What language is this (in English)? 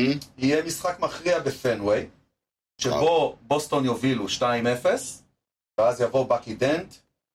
Hebrew